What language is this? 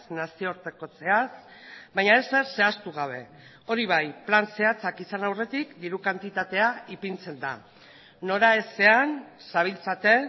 Basque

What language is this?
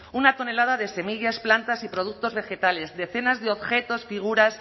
Spanish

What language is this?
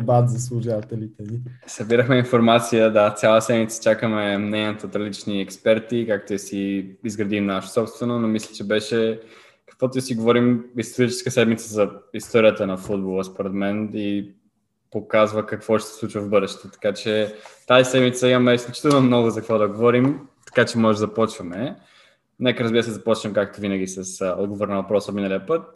Bulgarian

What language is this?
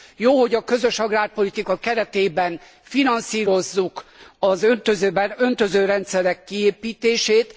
Hungarian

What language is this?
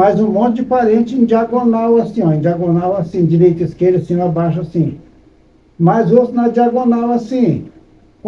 Portuguese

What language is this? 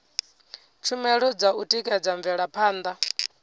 Venda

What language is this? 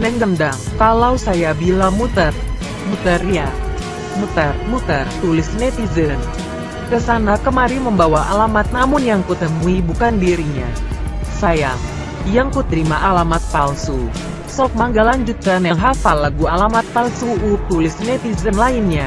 Indonesian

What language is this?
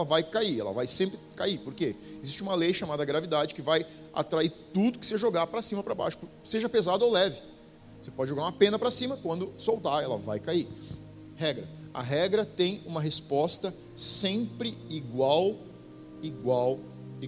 Portuguese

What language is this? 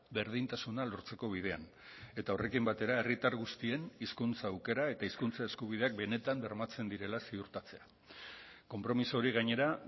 Basque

